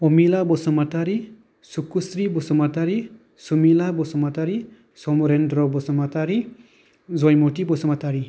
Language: Bodo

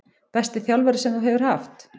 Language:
Icelandic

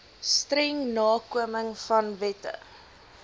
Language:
Afrikaans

